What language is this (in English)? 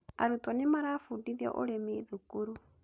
Kikuyu